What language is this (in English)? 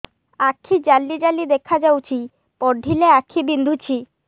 Odia